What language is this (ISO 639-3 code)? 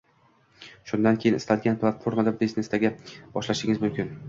uzb